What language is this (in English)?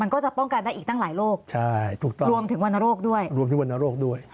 Thai